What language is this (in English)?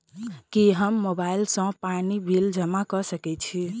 Maithili